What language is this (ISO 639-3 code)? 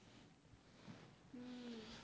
guj